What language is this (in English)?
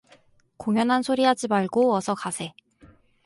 Korean